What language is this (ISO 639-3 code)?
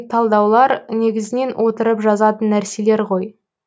kaz